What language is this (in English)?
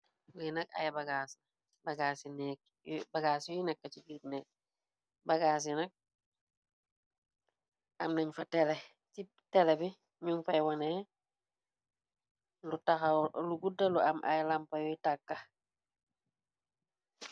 Wolof